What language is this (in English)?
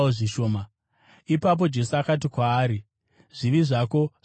Shona